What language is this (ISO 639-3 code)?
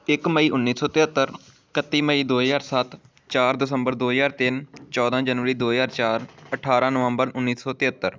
pan